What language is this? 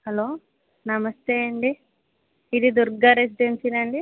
Telugu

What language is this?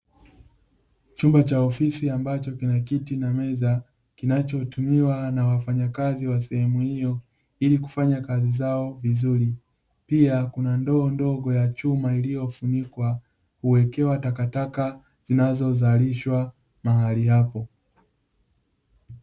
Swahili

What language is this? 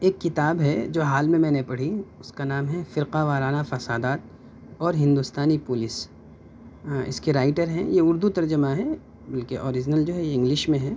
Urdu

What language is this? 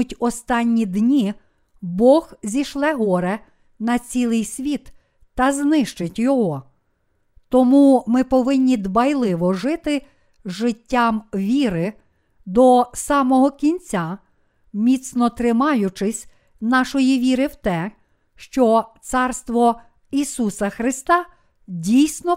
Ukrainian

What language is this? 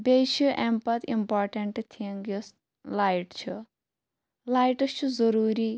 Kashmiri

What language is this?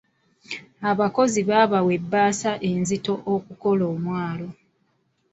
Ganda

